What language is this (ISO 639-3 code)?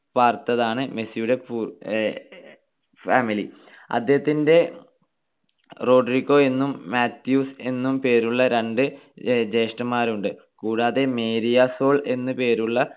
mal